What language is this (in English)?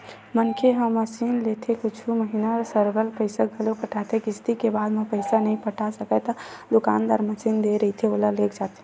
Chhattisgarhi